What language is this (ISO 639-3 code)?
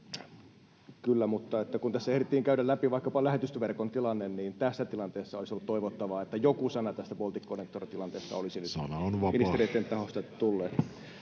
fin